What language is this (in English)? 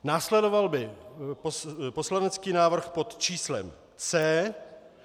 Czech